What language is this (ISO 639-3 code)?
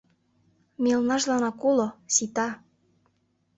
chm